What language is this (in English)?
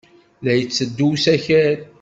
Kabyle